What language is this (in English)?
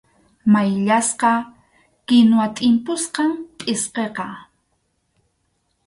Arequipa-La Unión Quechua